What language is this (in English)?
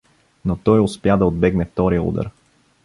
Bulgarian